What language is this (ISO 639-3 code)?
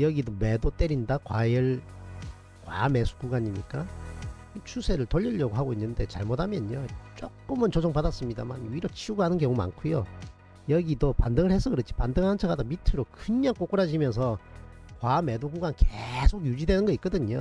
kor